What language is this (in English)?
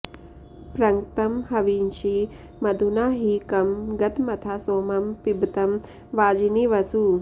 Sanskrit